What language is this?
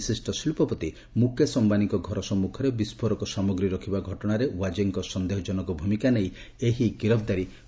Odia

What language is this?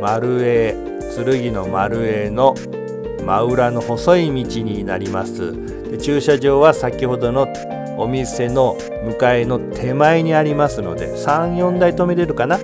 Japanese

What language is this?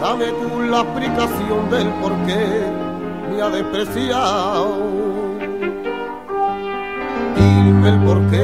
Spanish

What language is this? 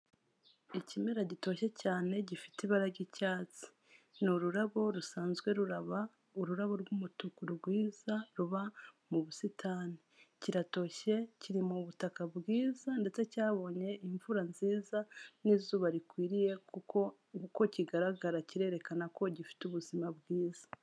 Kinyarwanda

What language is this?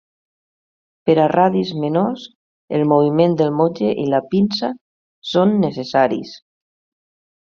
Catalan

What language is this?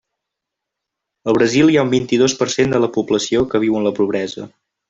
Catalan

